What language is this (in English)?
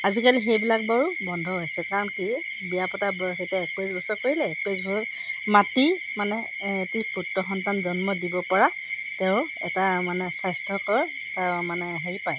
Assamese